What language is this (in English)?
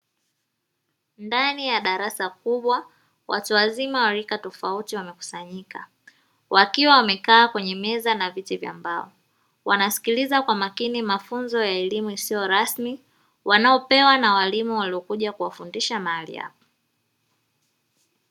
Swahili